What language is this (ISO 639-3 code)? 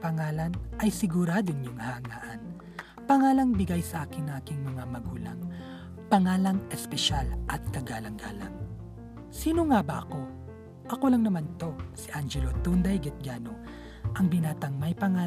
fil